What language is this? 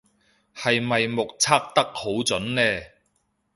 Cantonese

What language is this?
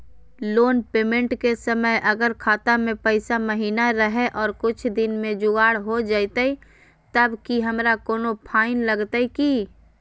Magahi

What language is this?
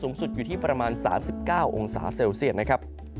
Thai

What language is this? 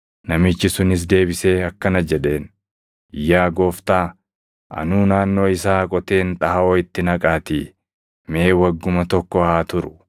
Oromo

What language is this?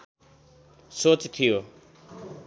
Nepali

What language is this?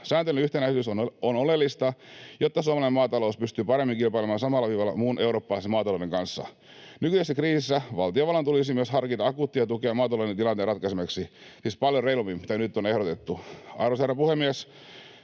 Finnish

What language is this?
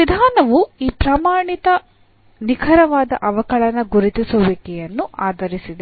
Kannada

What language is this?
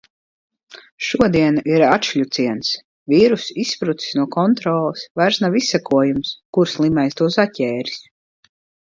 Latvian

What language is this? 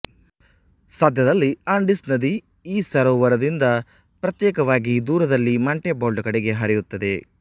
Kannada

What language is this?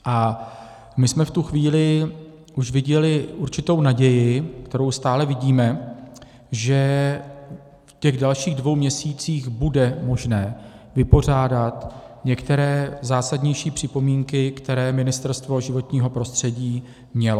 Czech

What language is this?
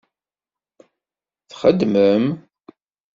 Kabyle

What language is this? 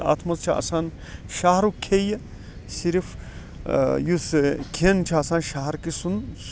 Kashmiri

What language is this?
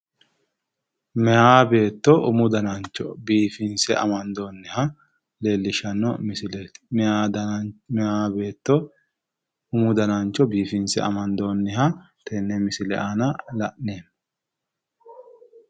Sidamo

